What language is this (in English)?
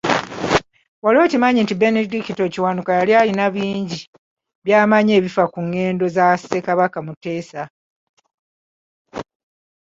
Ganda